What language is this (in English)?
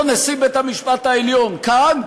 Hebrew